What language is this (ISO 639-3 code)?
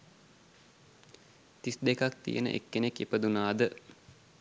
sin